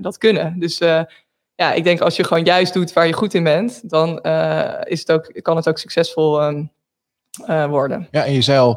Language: Dutch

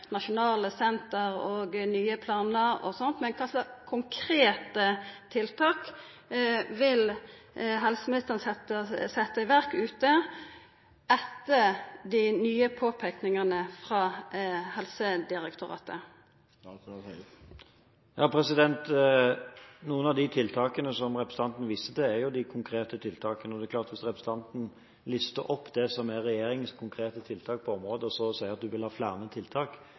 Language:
Norwegian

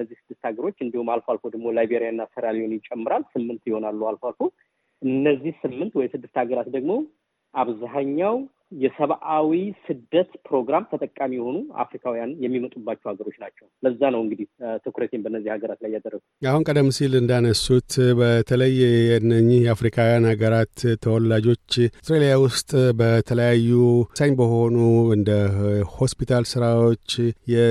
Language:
Amharic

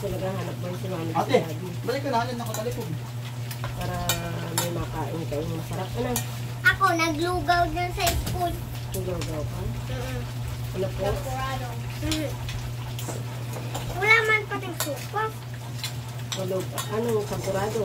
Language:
Filipino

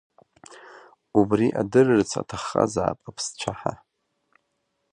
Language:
Abkhazian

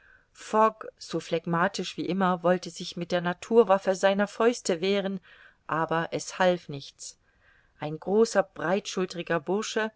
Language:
German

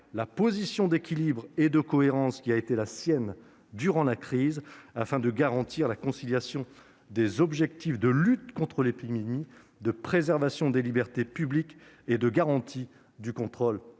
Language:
French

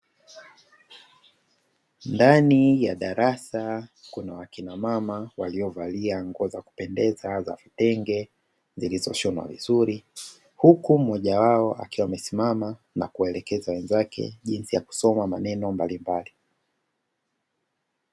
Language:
Swahili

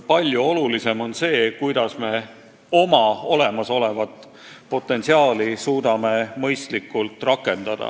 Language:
Estonian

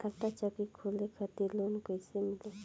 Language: Bhojpuri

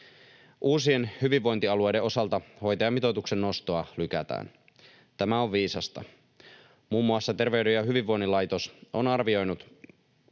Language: Finnish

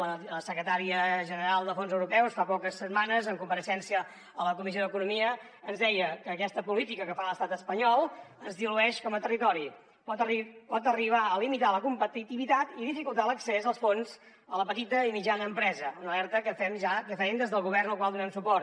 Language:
Catalan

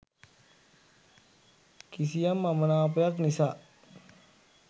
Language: Sinhala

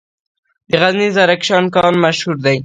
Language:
Pashto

